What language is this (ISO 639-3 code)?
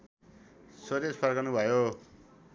nep